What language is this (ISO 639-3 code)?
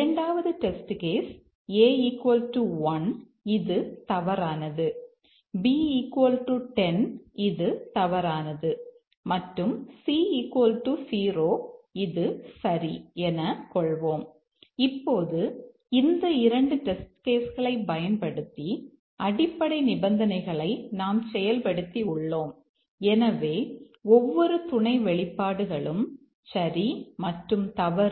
tam